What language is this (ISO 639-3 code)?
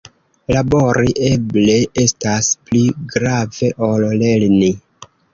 epo